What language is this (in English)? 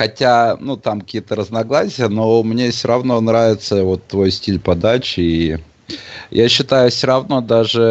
Russian